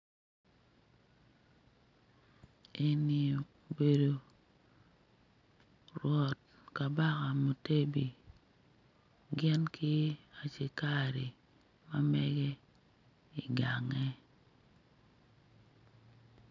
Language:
Acoli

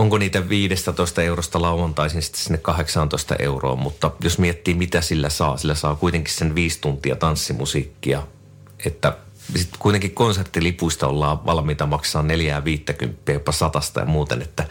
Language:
Finnish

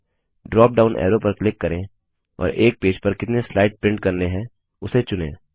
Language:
Hindi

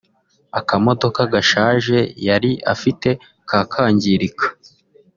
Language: Kinyarwanda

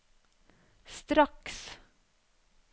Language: Norwegian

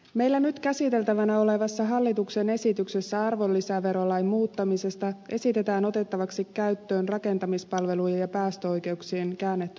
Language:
Finnish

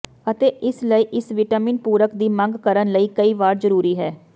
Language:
Punjabi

